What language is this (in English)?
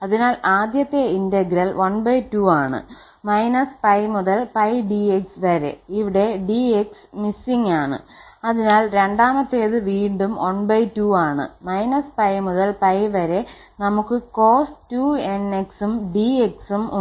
Malayalam